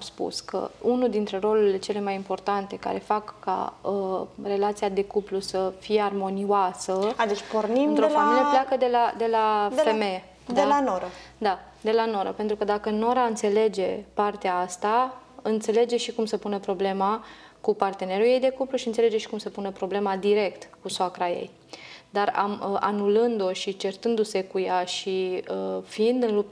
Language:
Romanian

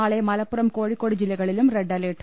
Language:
Malayalam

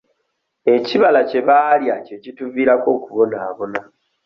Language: Ganda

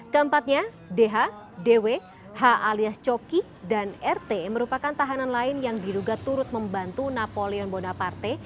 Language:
Indonesian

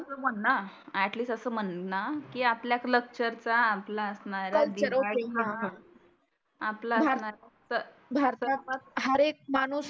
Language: Marathi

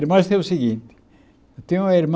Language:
Portuguese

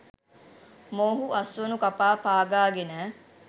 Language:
Sinhala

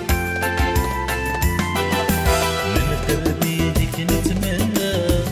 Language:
Arabic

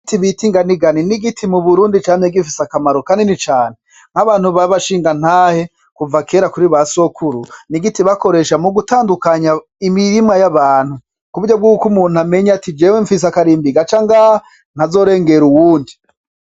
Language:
Rundi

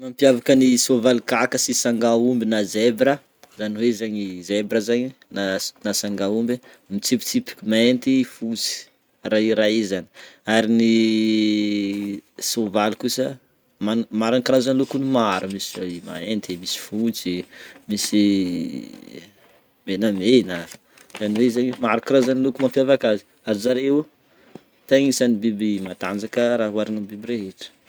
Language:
Northern Betsimisaraka Malagasy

